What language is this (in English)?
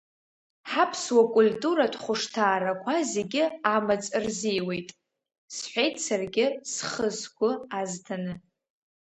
Abkhazian